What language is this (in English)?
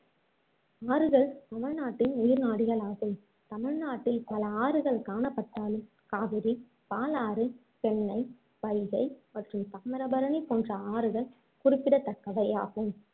Tamil